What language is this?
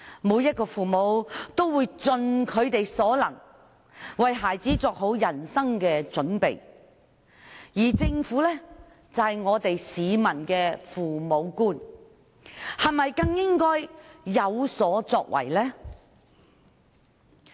Cantonese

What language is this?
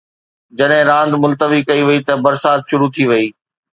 Sindhi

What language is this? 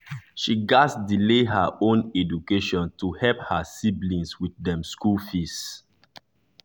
Nigerian Pidgin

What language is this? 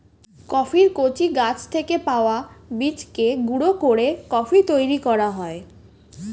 Bangla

